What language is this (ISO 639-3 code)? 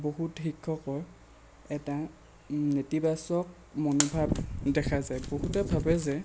asm